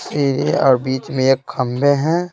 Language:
Hindi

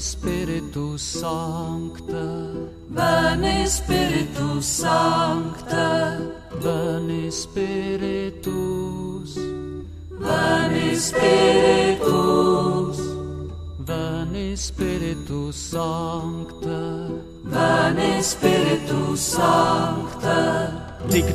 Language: Czech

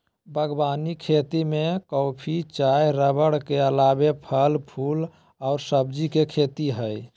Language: Magahi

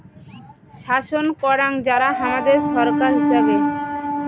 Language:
Bangla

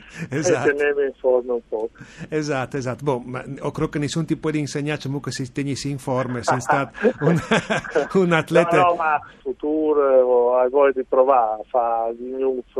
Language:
Italian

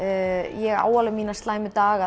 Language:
Icelandic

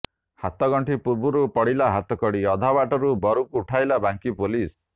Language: Odia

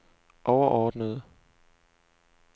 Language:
Danish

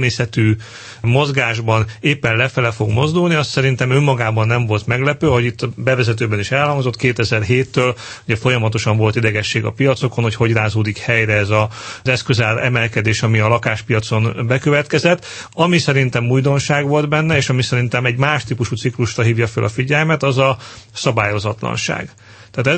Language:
Hungarian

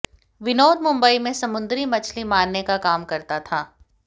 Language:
Hindi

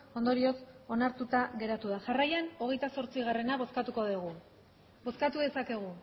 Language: Basque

